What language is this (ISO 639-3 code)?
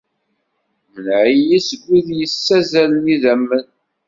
kab